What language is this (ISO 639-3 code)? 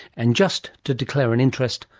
eng